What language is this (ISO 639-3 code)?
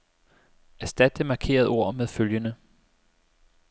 dan